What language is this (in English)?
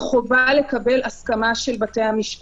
Hebrew